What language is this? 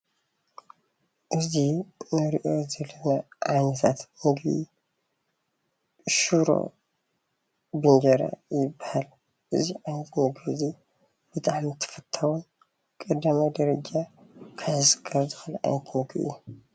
Tigrinya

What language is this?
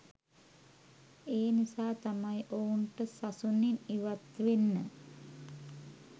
Sinhala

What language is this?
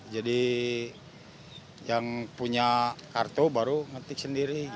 Indonesian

